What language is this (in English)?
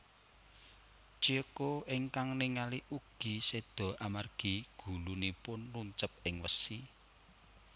Javanese